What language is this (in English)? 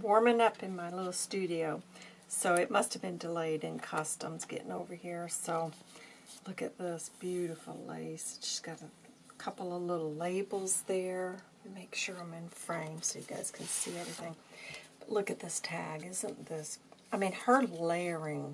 English